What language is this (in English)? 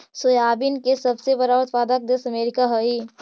Magahi